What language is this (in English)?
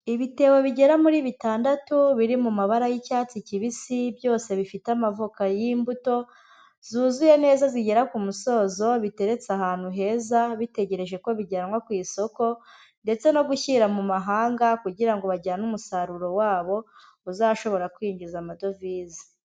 Kinyarwanda